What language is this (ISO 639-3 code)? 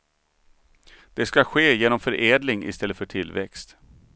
swe